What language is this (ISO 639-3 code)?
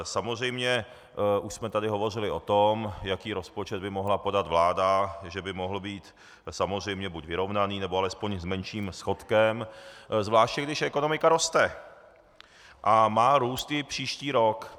ces